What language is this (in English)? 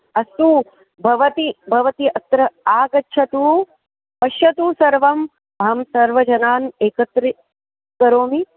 Sanskrit